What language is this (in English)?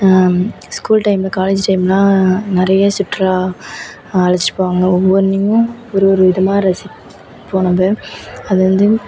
Tamil